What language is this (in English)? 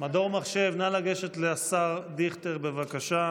Hebrew